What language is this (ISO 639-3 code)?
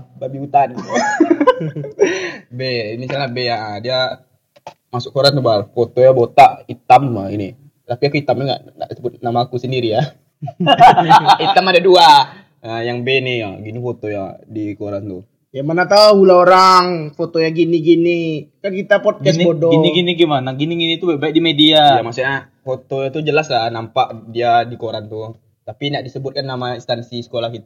ind